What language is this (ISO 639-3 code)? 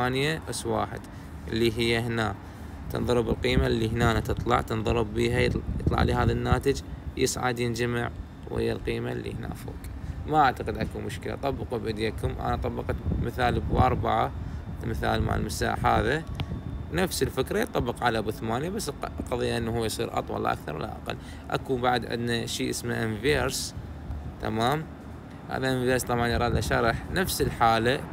ara